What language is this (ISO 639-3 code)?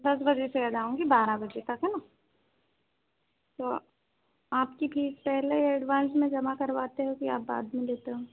hin